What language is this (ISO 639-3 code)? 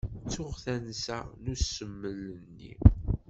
kab